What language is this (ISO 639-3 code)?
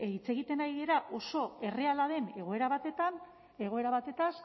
eus